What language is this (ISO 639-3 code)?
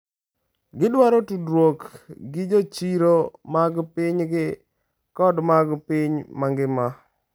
luo